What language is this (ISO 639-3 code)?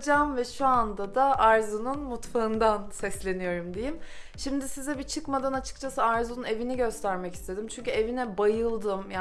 tur